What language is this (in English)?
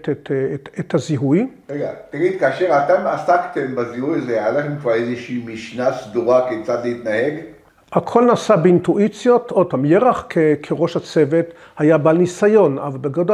Hebrew